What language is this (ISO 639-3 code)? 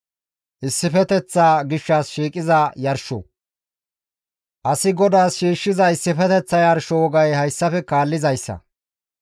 gmv